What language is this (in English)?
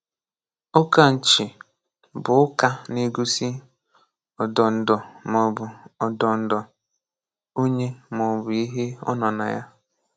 Igbo